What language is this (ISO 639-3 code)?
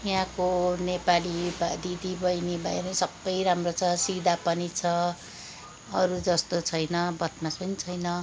nep